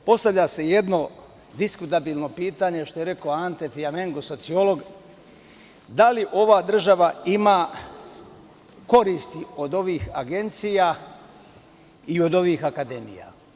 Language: Serbian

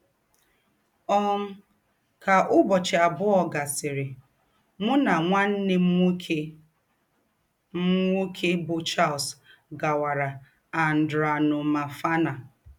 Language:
Igbo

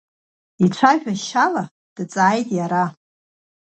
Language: Abkhazian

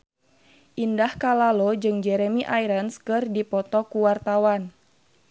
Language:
Sundanese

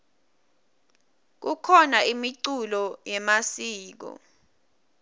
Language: Swati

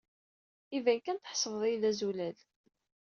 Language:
Kabyle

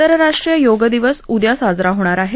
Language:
Marathi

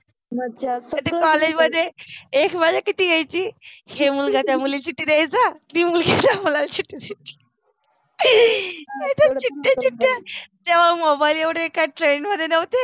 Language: Marathi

